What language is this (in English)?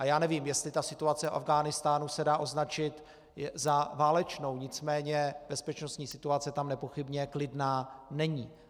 Czech